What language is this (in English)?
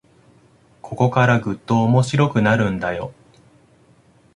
Japanese